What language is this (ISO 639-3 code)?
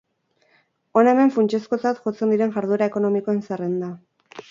eus